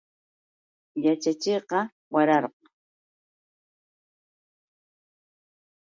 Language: Yauyos Quechua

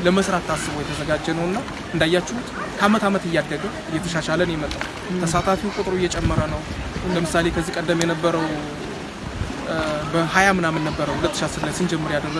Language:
French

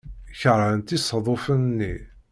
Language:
Kabyle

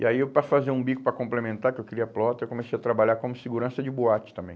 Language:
Portuguese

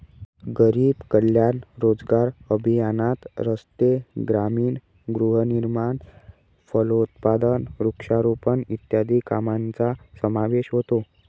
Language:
Marathi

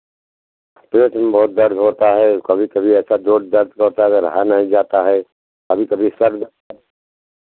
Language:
Hindi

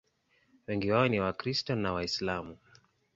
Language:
Swahili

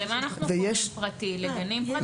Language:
Hebrew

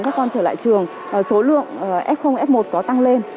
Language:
Vietnamese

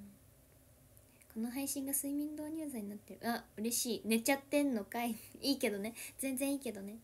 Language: Japanese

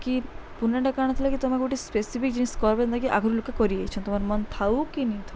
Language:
Odia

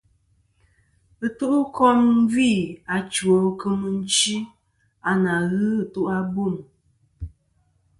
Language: Kom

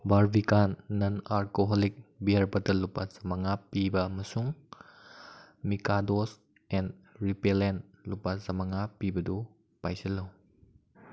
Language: Manipuri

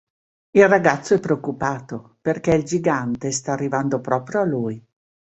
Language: Italian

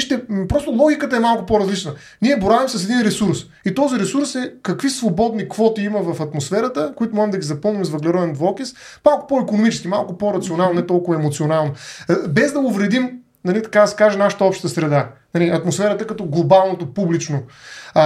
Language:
Bulgarian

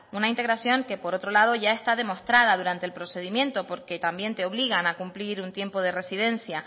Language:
Spanish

